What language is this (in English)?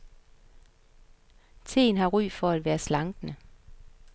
Danish